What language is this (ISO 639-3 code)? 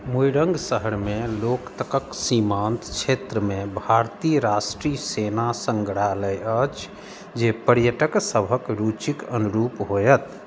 mai